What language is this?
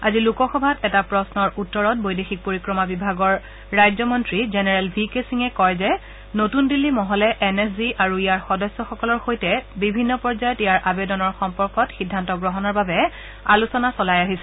Assamese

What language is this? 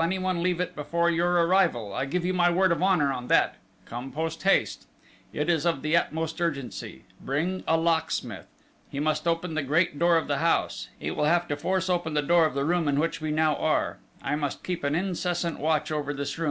English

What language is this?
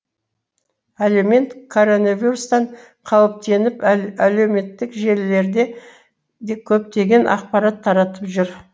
Kazakh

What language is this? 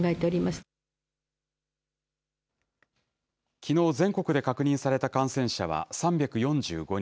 Japanese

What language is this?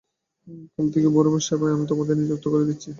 Bangla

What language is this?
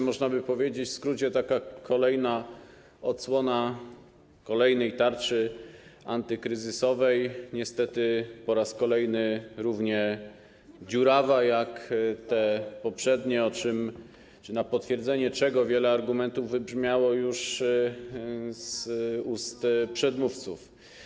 Polish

